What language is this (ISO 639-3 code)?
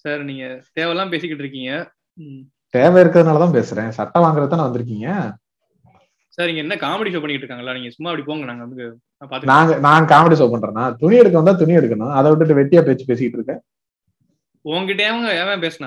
tam